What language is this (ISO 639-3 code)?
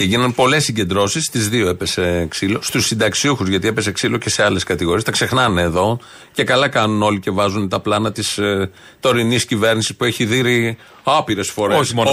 ell